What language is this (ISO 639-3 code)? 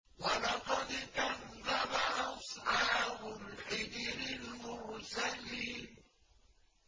ara